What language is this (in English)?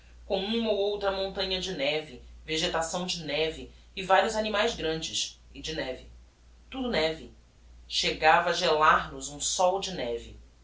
Portuguese